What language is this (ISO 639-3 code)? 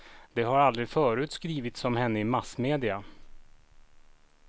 swe